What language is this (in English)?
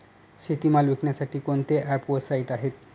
Marathi